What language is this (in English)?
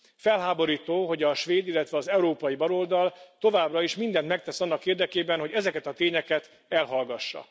Hungarian